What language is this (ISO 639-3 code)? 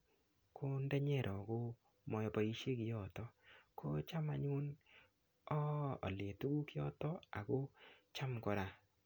kln